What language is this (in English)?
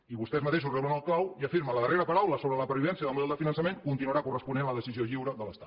Catalan